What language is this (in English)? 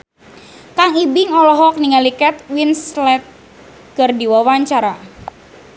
Sundanese